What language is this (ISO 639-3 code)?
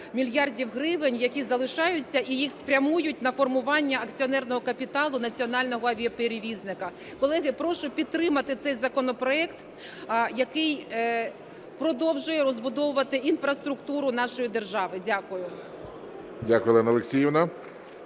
ukr